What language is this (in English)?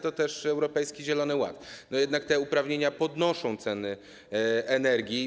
Polish